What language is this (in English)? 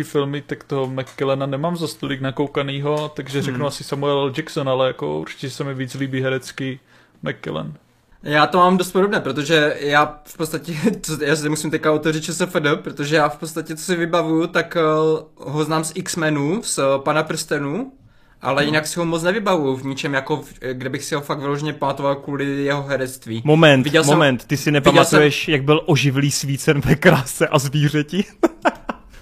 Czech